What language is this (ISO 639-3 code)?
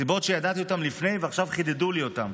heb